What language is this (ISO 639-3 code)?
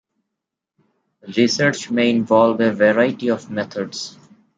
eng